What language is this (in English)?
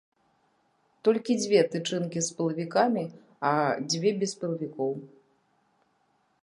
Belarusian